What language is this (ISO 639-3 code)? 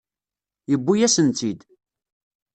kab